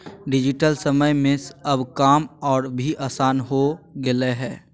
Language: Magahi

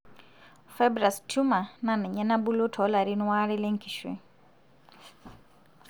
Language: Masai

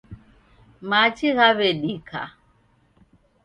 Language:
Taita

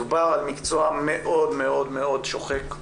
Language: Hebrew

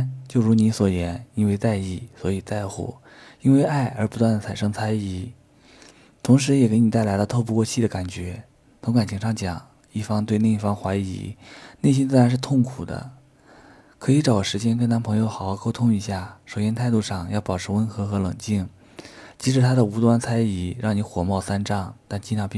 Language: Chinese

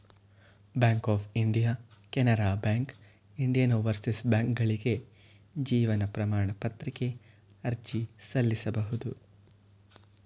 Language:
Kannada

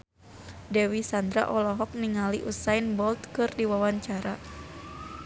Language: Sundanese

